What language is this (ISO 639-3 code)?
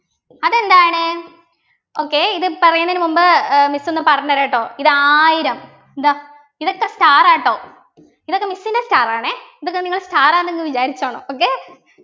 mal